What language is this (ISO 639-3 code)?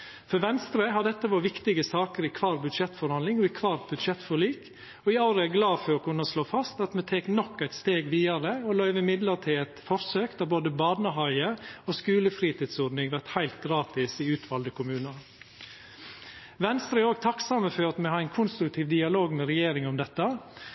nno